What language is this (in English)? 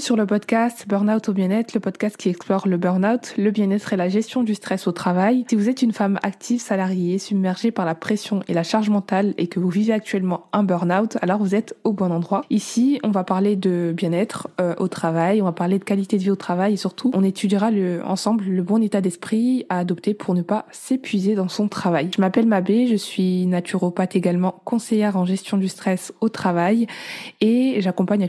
French